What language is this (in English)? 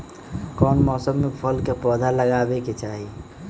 Magahi